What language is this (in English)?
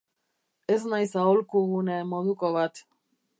Basque